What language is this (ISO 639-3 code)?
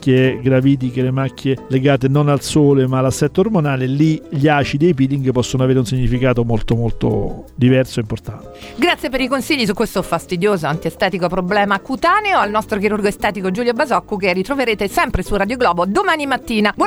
ita